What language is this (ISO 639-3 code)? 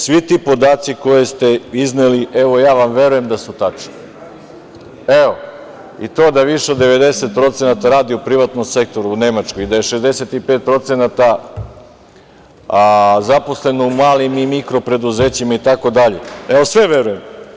srp